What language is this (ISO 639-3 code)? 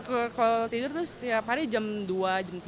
ind